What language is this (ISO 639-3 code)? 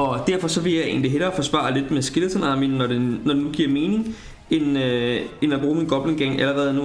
dan